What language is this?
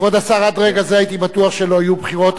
Hebrew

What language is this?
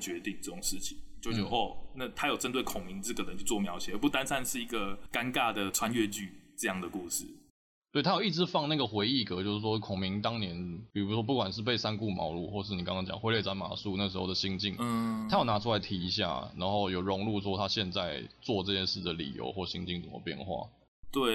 Chinese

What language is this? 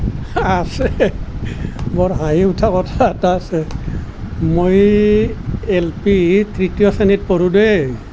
Assamese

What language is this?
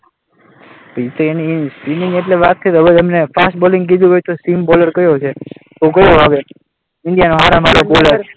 Gujarati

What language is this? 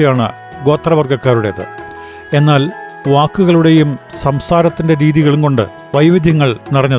Malayalam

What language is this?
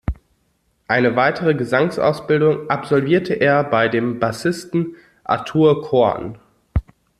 German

